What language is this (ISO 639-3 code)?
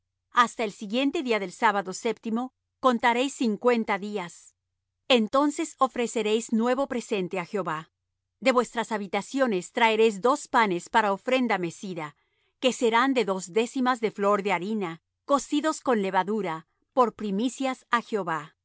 spa